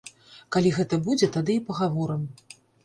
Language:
Belarusian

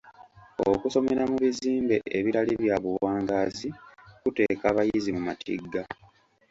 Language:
Ganda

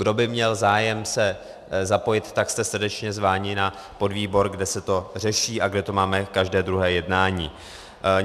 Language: Czech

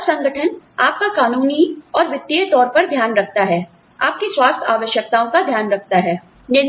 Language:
Hindi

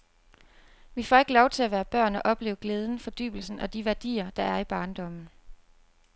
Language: Danish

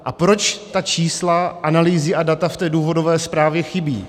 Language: Czech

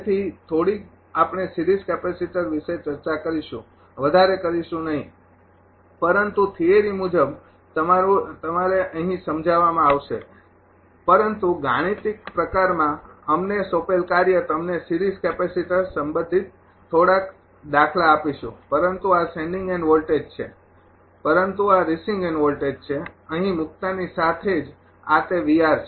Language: Gujarati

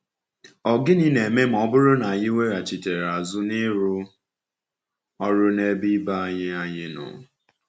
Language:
Igbo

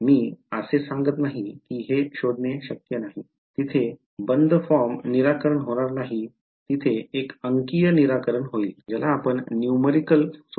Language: Marathi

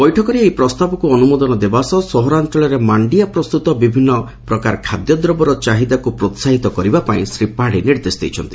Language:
Odia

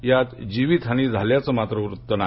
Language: Marathi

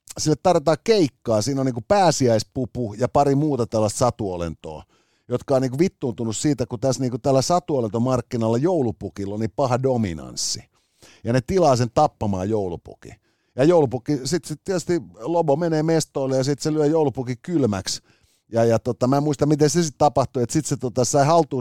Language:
Finnish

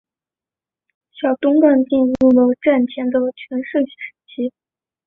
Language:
Chinese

